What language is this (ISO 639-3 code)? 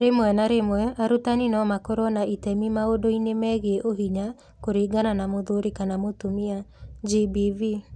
kik